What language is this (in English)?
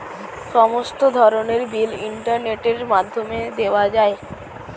Bangla